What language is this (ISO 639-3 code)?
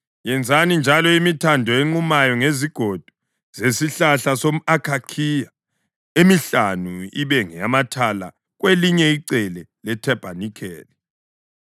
nde